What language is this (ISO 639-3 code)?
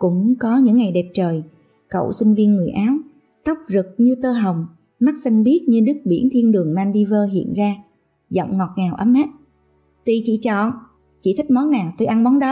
vie